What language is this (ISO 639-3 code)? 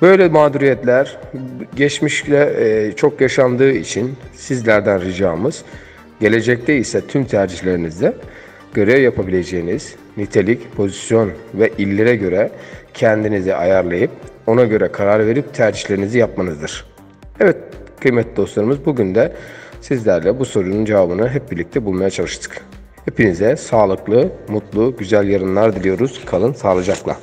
tur